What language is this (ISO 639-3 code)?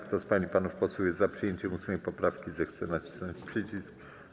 pol